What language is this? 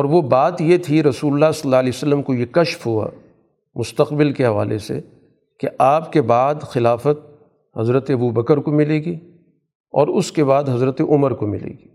Urdu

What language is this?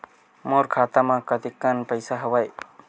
Chhattisgarhi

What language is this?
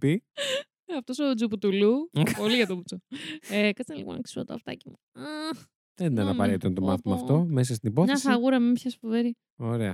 Greek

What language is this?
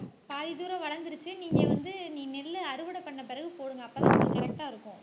Tamil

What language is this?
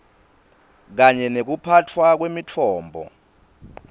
Swati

